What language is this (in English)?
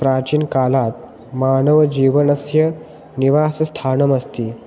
Sanskrit